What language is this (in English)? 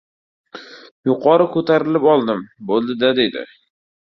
Uzbek